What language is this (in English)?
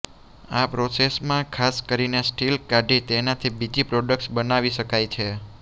Gujarati